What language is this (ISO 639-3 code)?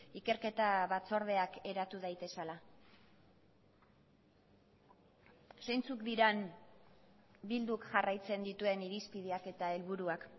eus